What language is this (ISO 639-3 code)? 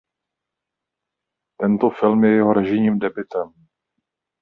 ces